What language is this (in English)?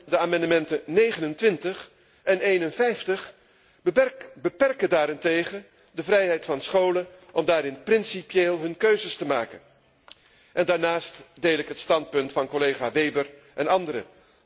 Dutch